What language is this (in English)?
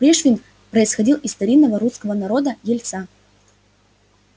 Russian